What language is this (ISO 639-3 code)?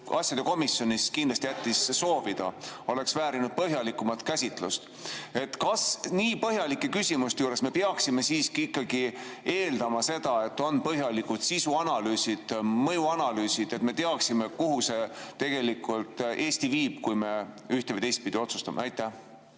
est